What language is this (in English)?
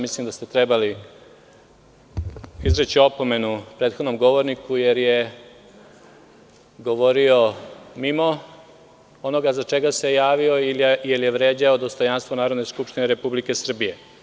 Serbian